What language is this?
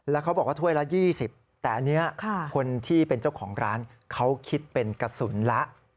Thai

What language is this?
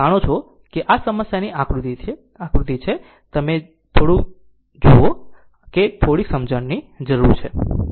Gujarati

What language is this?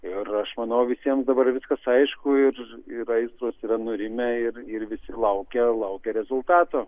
Lithuanian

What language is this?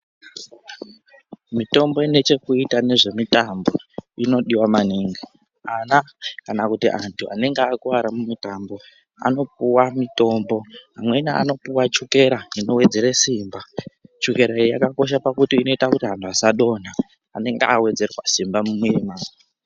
Ndau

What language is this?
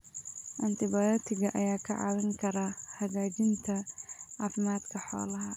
Somali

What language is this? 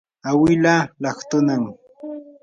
Yanahuanca Pasco Quechua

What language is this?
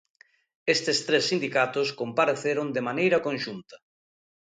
Galician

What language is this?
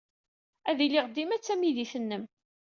Kabyle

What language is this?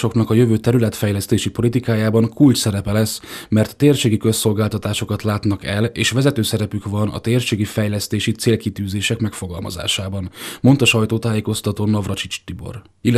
Hungarian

